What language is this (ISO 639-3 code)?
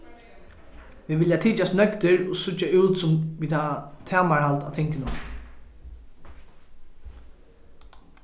fao